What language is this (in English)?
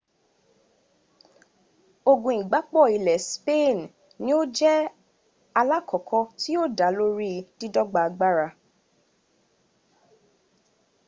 Yoruba